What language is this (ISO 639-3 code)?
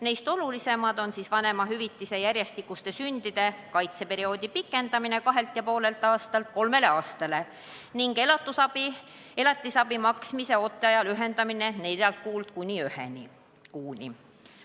est